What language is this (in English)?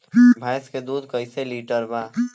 Bhojpuri